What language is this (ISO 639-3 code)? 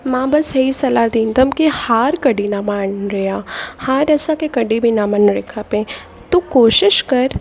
snd